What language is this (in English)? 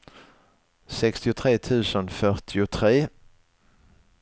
Swedish